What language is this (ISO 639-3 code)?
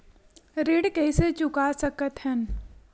hne